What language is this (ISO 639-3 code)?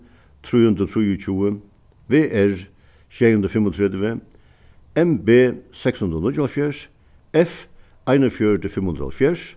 fao